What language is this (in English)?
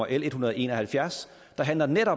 Danish